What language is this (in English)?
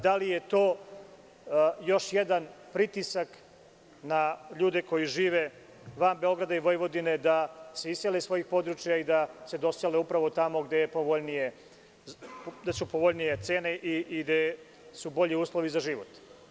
Serbian